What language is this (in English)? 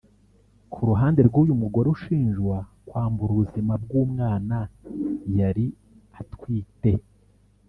Kinyarwanda